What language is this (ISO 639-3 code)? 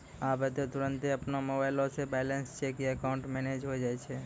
mai